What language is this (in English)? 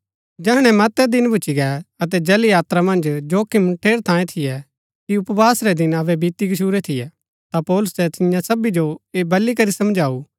Gaddi